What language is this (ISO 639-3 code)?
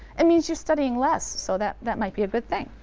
eng